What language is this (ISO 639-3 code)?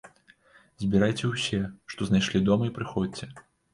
bel